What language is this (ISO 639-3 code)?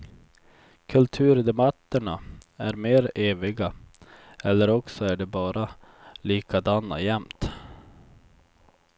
swe